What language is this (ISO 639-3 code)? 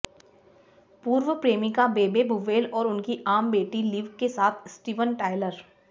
hin